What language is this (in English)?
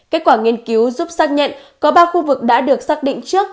Vietnamese